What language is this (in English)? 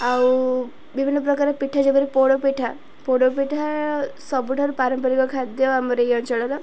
Odia